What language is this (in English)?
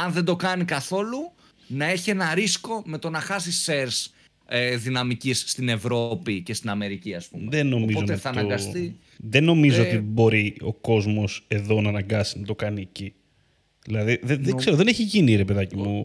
Greek